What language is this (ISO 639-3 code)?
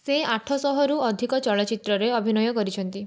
ori